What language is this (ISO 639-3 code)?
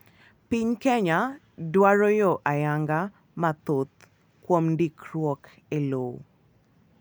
luo